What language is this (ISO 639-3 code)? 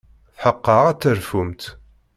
kab